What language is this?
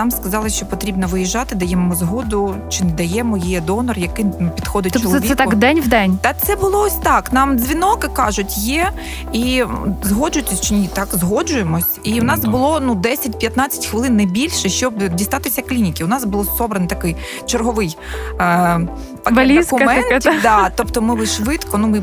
Ukrainian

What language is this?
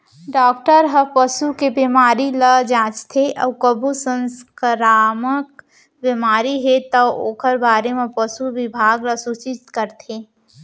Chhattisgarhi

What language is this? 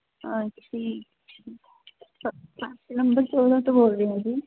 Punjabi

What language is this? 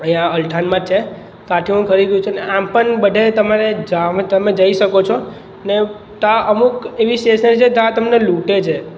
Gujarati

